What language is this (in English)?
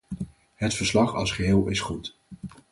Dutch